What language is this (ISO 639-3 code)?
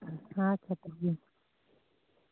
sat